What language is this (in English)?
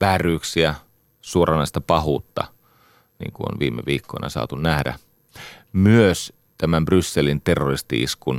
Finnish